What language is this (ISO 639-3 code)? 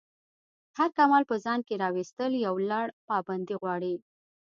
pus